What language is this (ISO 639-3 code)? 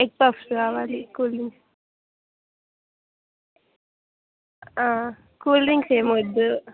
tel